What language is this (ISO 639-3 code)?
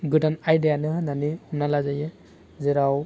brx